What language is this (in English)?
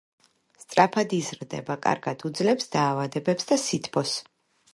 Georgian